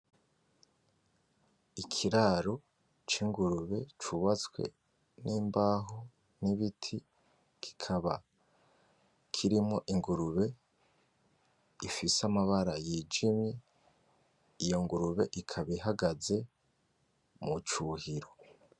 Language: Rundi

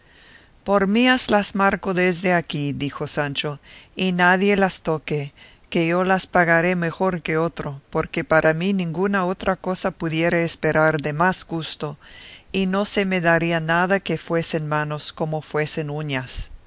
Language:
Spanish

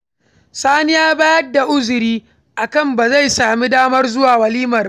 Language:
Hausa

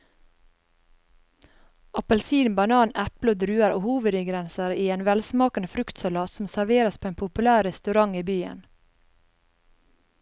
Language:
Norwegian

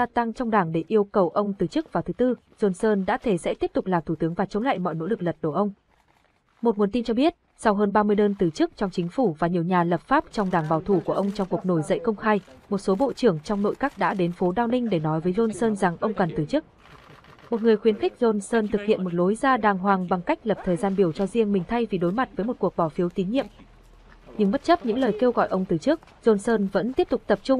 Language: Vietnamese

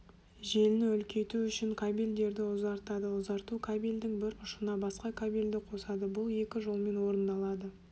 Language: Kazakh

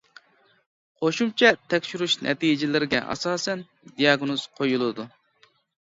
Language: Uyghur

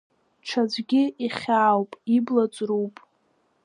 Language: Abkhazian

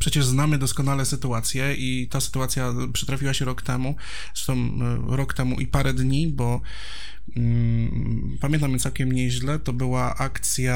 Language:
Polish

